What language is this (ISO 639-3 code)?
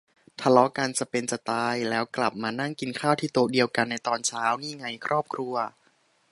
tha